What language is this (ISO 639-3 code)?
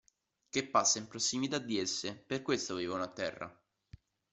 ita